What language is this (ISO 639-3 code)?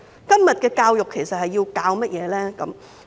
yue